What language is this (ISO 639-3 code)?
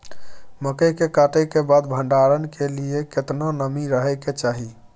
mai